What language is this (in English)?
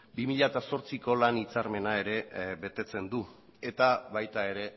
Basque